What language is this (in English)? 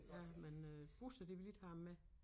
Danish